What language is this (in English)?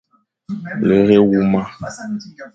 Fang